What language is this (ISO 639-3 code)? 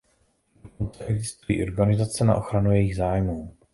ces